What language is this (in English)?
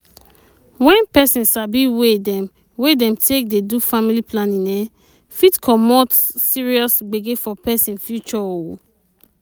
Nigerian Pidgin